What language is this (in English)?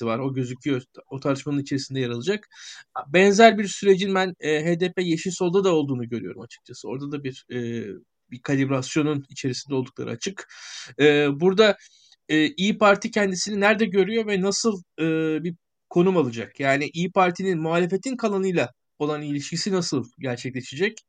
Turkish